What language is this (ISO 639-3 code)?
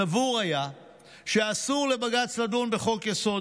heb